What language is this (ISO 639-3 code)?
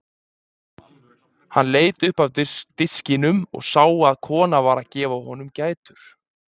isl